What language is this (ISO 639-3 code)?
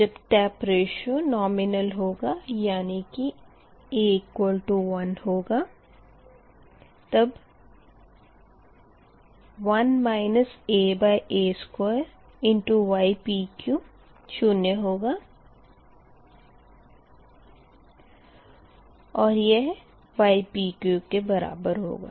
hin